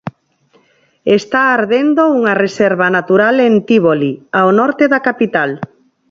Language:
Galician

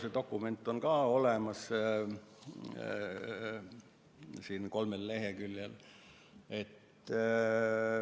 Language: Estonian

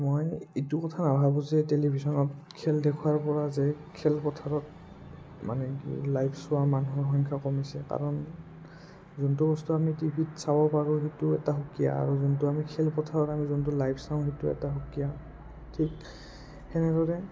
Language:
Assamese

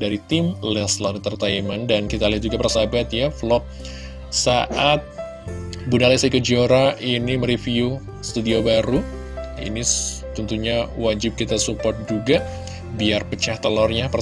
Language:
Indonesian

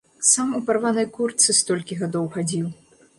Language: Belarusian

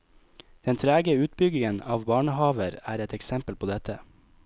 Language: Norwegian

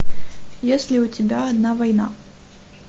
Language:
Russian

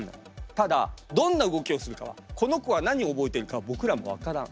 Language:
Japanese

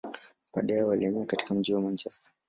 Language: Swahili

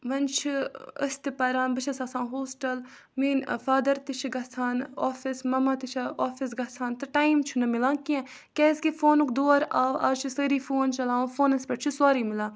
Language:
Kashmiri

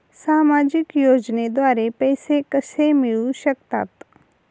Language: Marathi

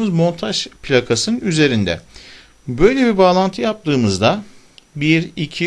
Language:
Turkish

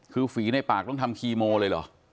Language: Thai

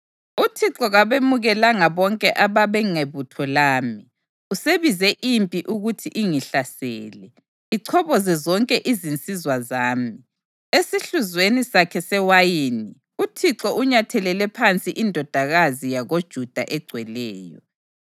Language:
North Ndebele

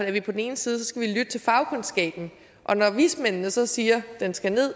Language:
Danish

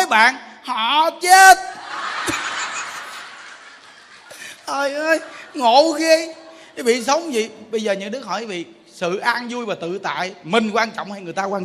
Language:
Vietnamese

